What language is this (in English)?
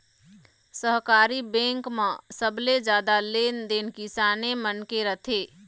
Chhattisgarhi